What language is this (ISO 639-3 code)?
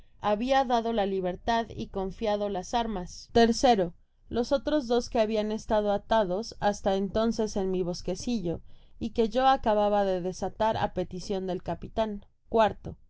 spa